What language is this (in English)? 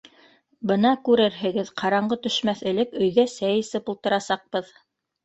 Bashkir